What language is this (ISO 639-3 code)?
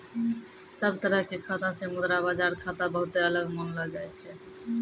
mai